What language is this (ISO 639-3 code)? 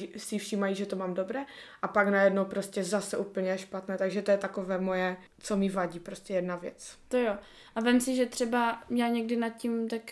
ces